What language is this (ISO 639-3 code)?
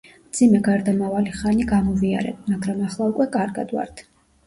kat